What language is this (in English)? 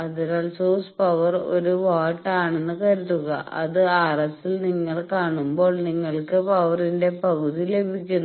Malayalam